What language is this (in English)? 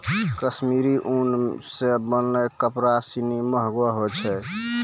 Maithili